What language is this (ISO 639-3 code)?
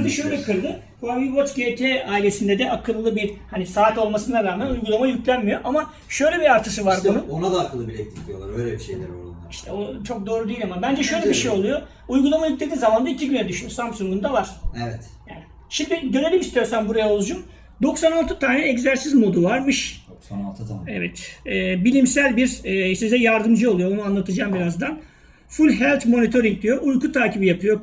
tur